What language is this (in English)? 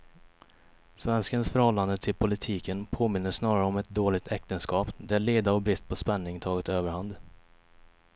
Swedish